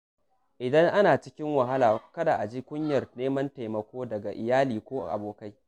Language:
Hausa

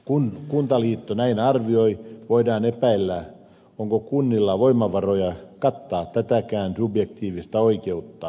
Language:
Finnish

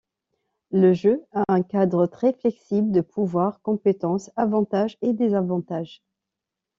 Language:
French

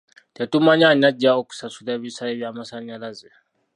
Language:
Ganda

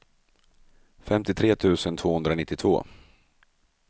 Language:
Swedish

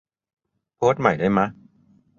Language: Thai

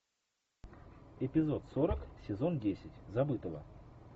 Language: Russian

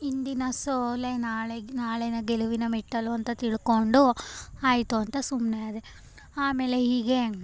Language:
Kannada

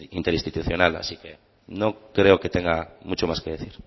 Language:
Spanish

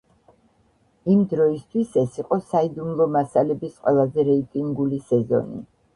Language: Georgian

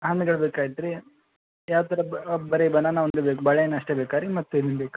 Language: Kannada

